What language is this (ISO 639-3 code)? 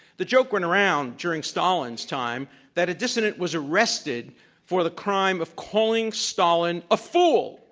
eng